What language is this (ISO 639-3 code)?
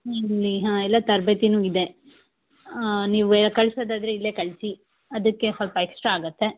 kan